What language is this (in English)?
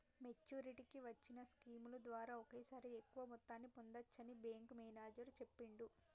Telugu